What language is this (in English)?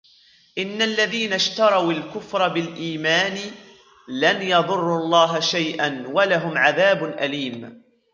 Arabic